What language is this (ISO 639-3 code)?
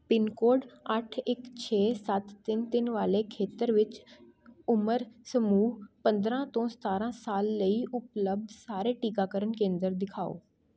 pan